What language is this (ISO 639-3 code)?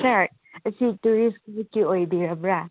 mni